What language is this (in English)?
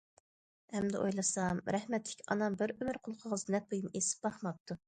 Uyghur